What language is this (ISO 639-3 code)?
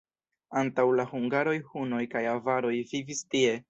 epo